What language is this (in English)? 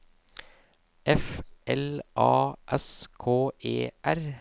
Norwegian